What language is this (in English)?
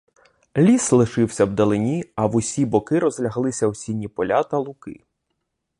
Ukrainian